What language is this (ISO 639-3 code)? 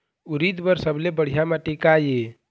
hne